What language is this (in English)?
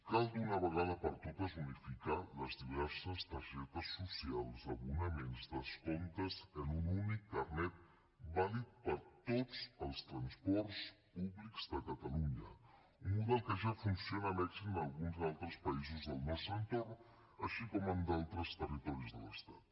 Catalan